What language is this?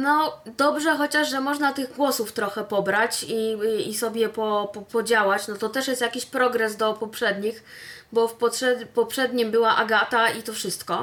Polish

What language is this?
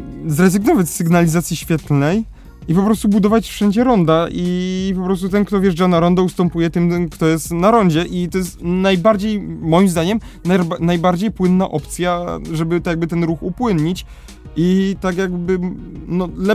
Polish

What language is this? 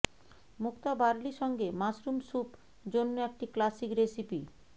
Bangla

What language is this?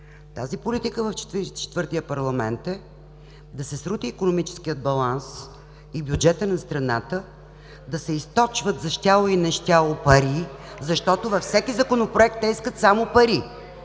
Bulgarian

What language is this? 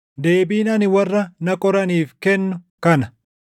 Oromo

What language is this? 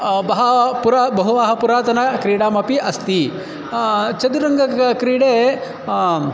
Sanskrit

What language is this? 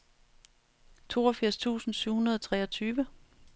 Danish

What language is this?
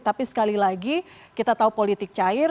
Indonesian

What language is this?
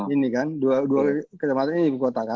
Indonesian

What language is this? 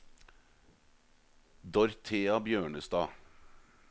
Norwegian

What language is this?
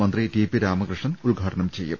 Malayalam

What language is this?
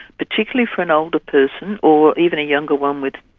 English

